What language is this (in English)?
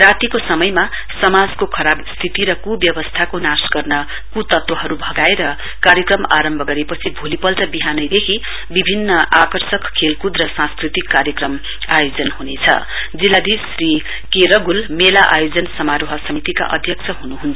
Nepali